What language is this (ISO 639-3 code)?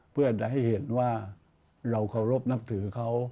tha